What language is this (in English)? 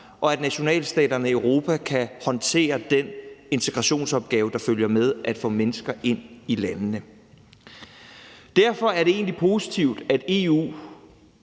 Danish